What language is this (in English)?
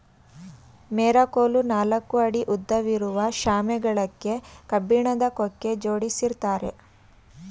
Kannada